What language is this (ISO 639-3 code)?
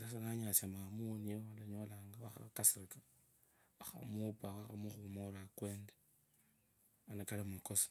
lkb